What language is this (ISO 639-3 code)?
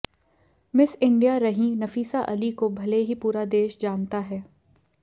hin